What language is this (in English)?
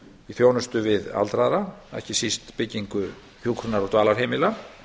Icelandic